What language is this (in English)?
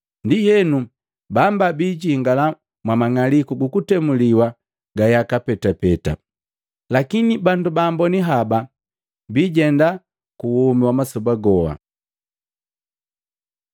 Matengo